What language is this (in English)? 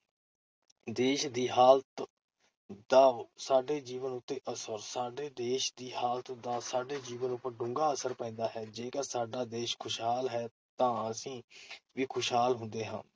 Punjabi